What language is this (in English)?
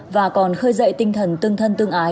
Vietnamese